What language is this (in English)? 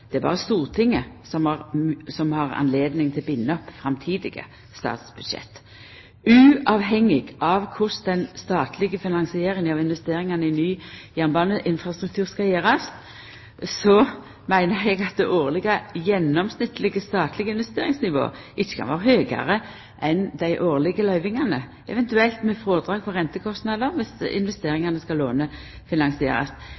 Norwegian Nynorsk